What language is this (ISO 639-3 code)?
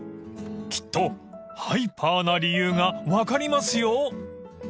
jpn